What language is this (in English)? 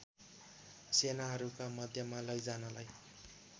Nepali